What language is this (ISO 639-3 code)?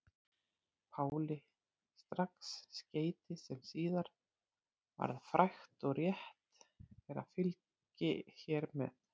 isl